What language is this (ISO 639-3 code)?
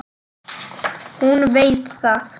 isl